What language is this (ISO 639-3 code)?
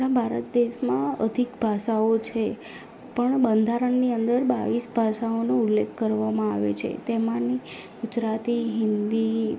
guj